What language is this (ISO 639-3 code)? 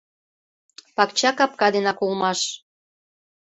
chm